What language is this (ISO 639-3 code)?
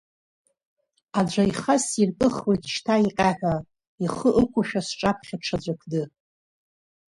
abk